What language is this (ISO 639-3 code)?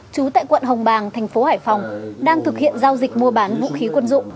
vie